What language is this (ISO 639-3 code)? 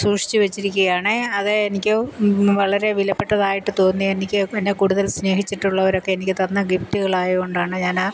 mal